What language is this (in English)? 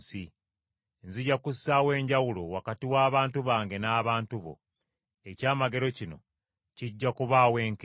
Ganda